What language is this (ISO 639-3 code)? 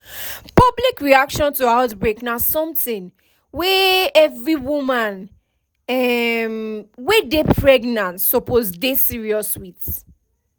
pcm